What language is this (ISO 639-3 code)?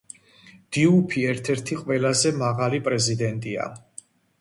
kat